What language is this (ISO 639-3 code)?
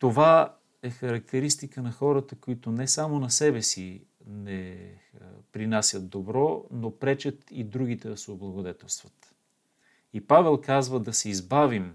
bul